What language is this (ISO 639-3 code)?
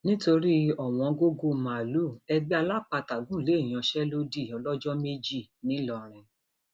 yor